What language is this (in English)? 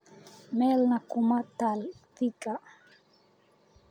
Somali